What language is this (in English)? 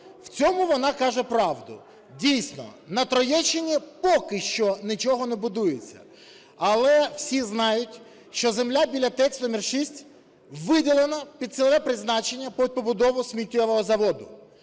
Ukrainian